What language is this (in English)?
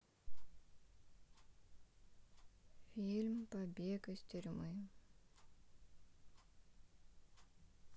Russian